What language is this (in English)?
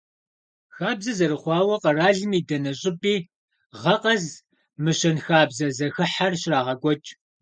Kabardian